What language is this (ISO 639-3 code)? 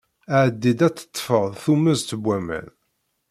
kab